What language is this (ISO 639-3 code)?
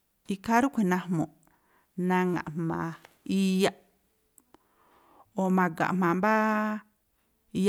tpl